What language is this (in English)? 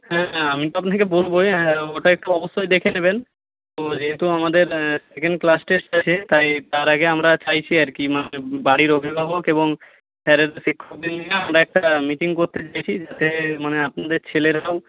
Bangla